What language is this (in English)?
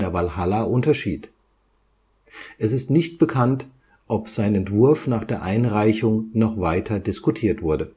German